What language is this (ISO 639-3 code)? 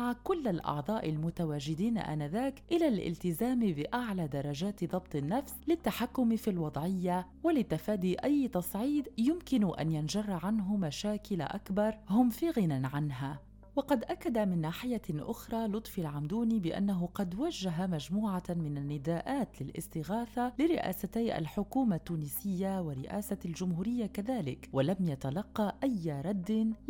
ara